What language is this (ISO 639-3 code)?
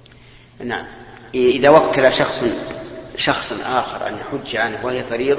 ara